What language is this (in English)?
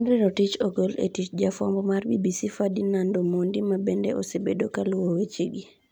Luo (Kenya and Tanzania)